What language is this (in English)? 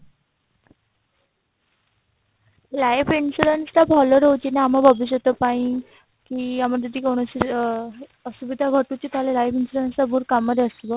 Odia